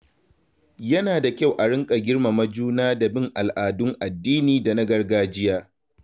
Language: Hausa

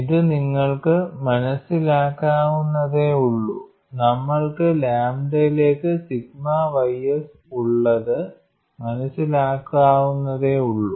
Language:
Malayalam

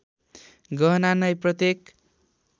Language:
Nepali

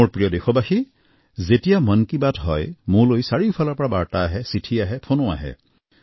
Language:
Assamese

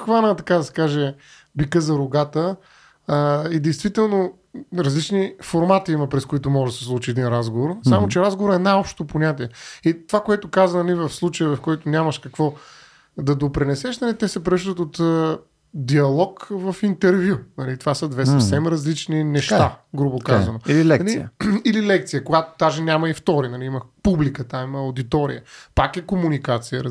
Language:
Bulgarian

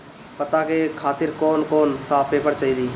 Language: Bhojpuri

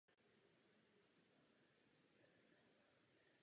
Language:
Czech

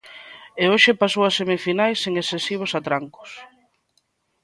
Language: Galician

